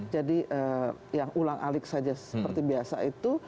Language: Indonesian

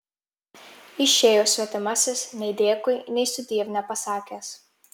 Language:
Lithuanian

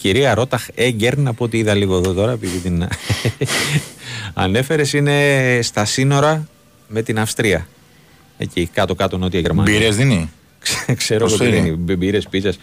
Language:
Greek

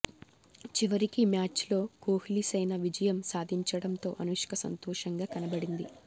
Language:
Telugu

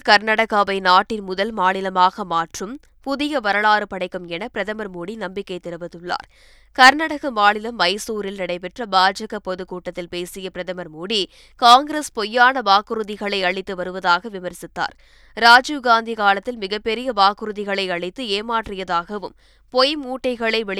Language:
Tamil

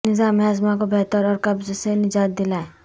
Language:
Urdu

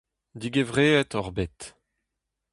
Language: Breton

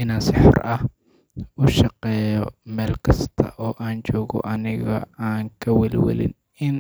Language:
Somali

